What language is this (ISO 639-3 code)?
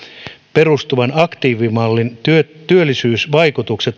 fin